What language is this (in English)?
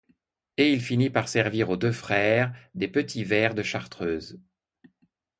French